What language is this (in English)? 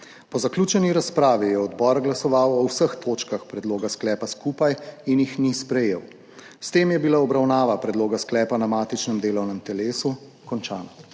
Slovenian